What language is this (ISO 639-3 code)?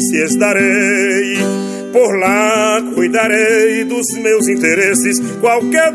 por